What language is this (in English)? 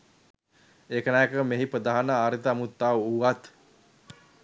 Sinhala